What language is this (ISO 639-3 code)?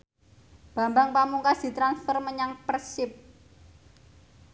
jav